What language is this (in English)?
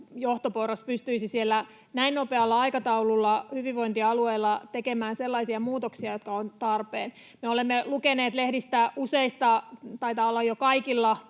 Finnish